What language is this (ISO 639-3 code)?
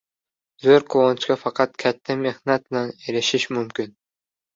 uzb